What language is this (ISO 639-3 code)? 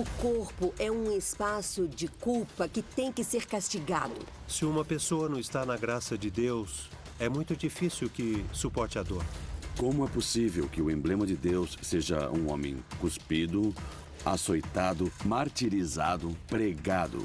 por